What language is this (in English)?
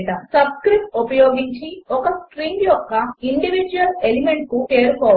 Telugu